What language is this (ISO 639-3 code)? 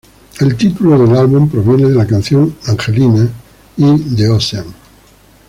spa